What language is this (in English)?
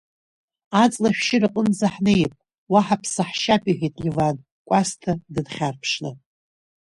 Abkhazian